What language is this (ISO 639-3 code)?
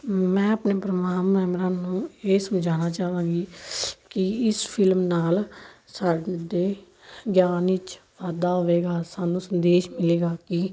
pan